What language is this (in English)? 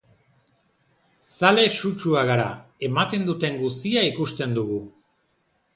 Basque